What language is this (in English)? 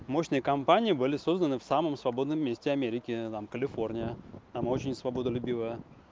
Russian